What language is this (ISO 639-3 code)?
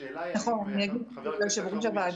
heb